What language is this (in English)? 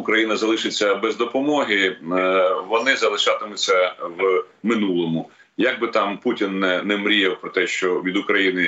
Ukrainian